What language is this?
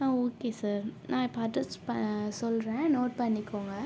Tamil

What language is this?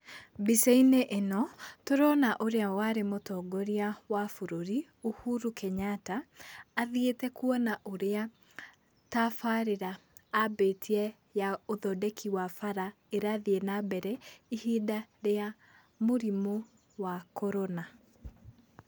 Kikuyu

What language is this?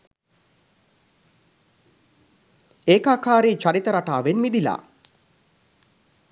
Sinhala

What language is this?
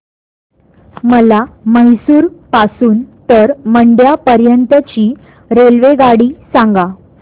Marathi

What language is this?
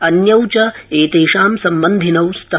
Sanskrit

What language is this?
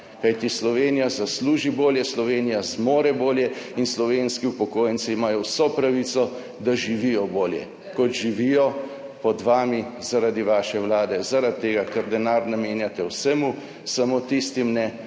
Slovenian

